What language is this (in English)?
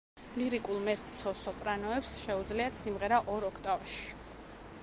Georgian